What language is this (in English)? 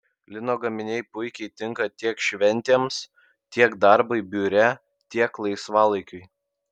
Lithuanian